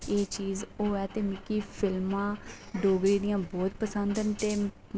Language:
Dogri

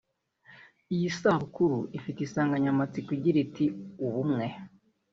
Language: Kinyarwanda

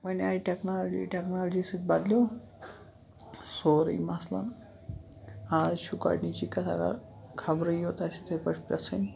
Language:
Kashmiri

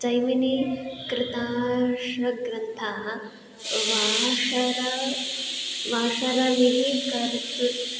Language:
Sanskrit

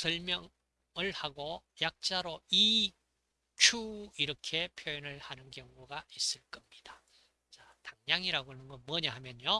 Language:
Korean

